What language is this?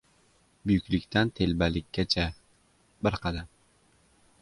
Uzbek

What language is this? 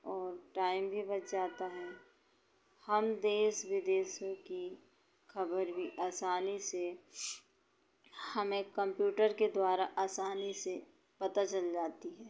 Hindi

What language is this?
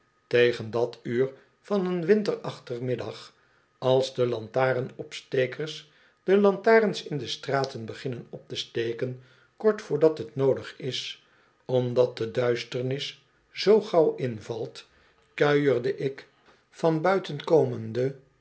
Dutch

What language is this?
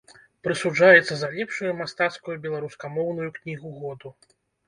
Belarusian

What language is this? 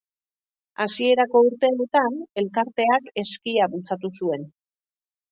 Basque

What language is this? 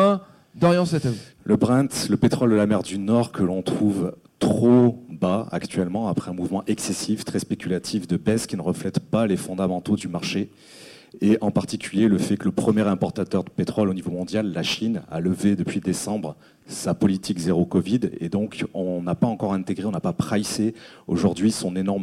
French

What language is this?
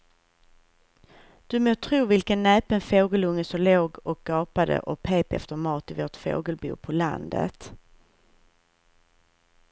Swedish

